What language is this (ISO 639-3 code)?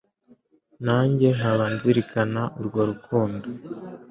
kin